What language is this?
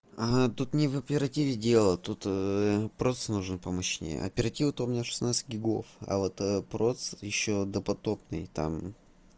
Russian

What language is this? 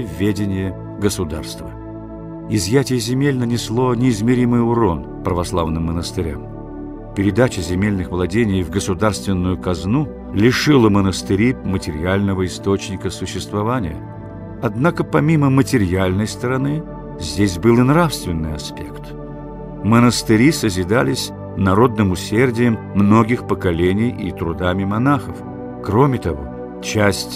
Russian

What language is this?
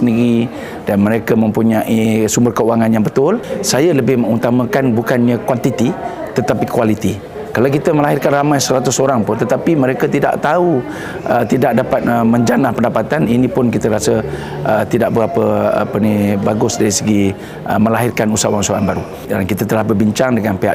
Malay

